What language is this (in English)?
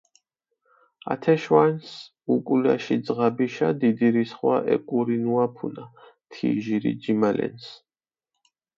Mingrelian